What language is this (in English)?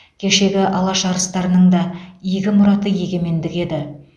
Kazakh